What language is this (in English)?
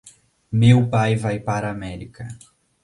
Portuguese